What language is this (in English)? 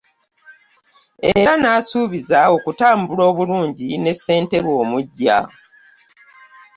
Ganda